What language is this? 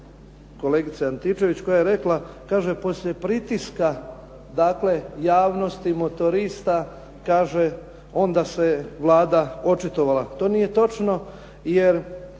Croatian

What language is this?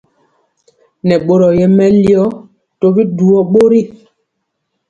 Mpiemo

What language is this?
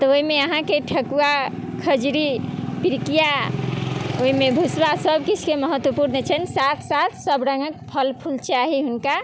Maithili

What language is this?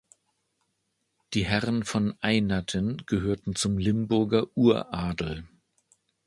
German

